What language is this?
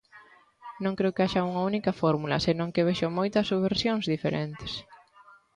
Galician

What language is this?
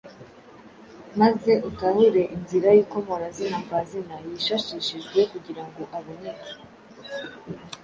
Kinyarwanda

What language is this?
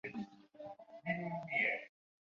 Chinese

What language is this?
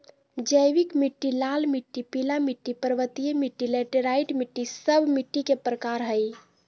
Magahi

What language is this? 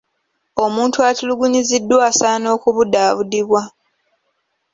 Ganda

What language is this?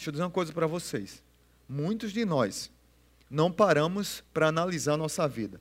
Portuguese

